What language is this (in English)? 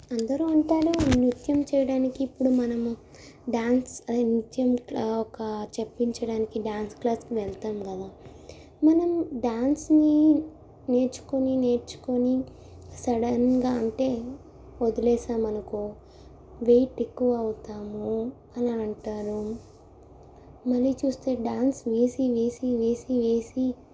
Telugu